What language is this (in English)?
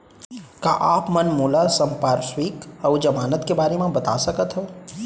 Chhattisgarhi